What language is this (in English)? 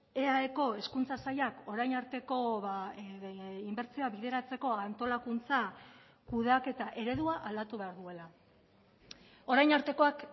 Basque